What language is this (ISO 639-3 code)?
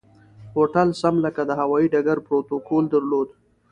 pus